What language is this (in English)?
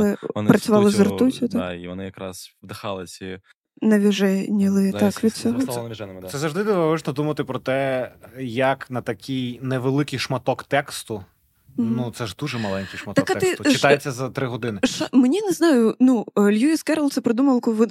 Ukrainian